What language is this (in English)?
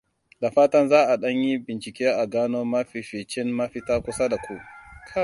Hausa